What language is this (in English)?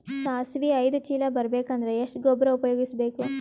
Kannada